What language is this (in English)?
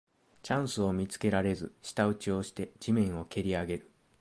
Japanese